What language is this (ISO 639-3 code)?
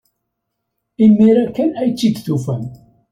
kab